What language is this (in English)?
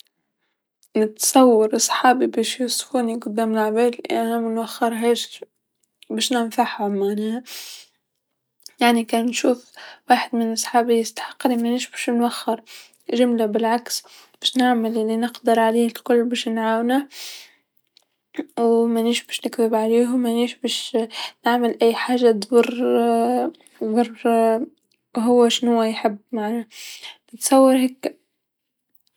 Tunisian Arabic